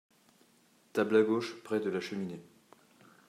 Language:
French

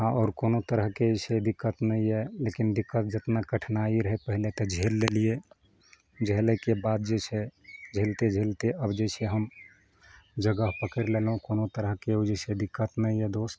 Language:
Maithili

